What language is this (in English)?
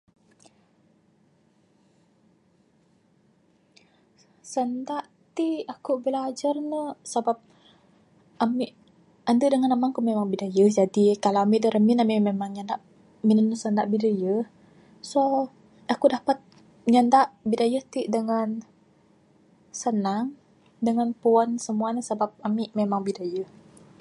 Bukar-Sadung Bidayuh